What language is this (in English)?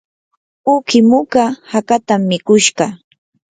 Yanahuanca Pasco Quechua